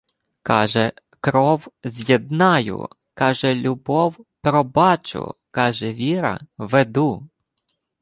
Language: Ukrainian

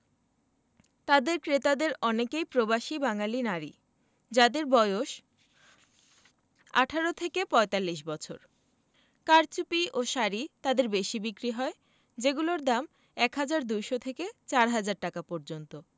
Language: Bangla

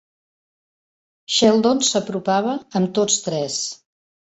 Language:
Catalan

